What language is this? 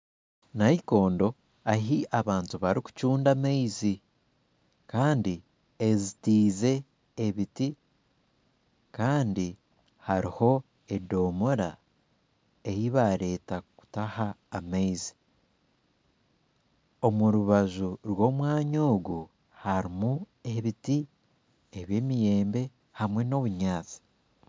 Nyankole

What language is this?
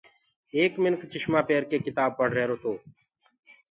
Gurgula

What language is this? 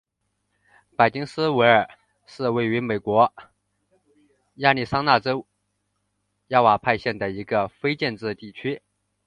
Chinese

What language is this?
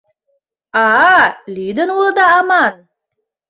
Mari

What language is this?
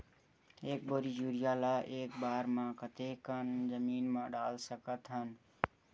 Chhattisgarhi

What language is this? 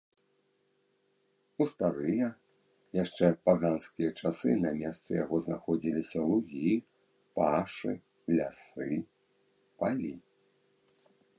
Belarusian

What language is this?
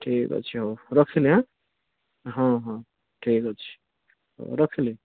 Odia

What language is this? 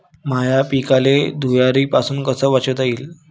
Marathi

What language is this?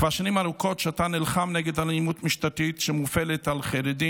Hebrew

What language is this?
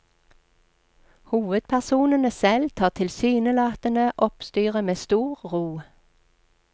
Norwegian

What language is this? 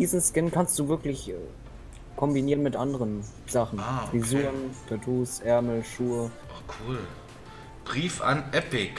German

